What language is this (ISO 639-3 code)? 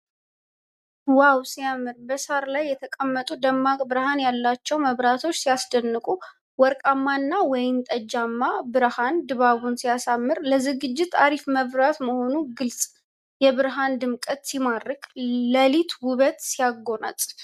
amh